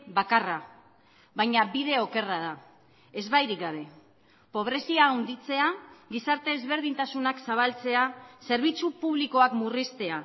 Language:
Basque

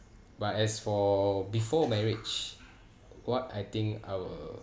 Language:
English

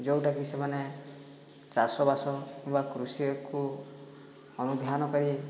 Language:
Odia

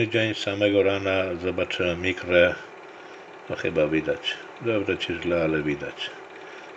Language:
Polish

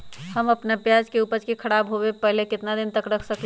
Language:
Magahi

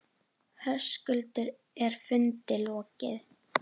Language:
Icelandic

